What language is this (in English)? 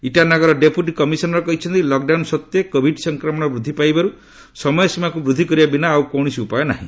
Odia